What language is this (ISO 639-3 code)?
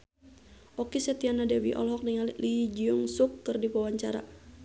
sun